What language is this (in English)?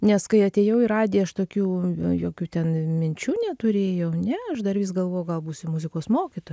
Lithuanian